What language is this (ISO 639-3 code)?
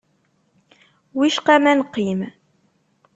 kab